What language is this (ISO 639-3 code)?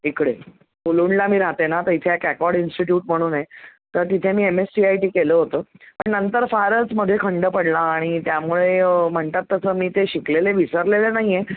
mar